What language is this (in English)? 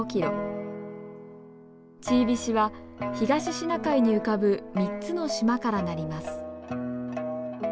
Japanese